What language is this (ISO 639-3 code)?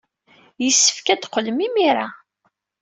kab